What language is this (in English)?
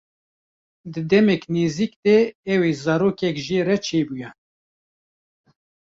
Kurdish